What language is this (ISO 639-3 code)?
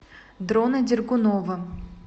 rus